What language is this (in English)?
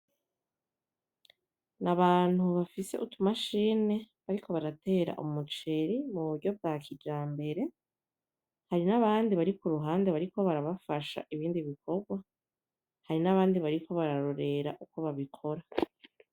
Rundi